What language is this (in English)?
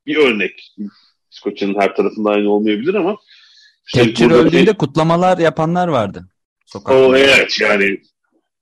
Turkish